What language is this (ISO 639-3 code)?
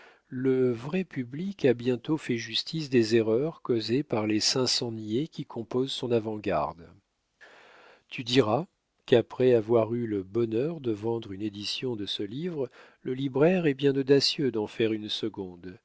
fra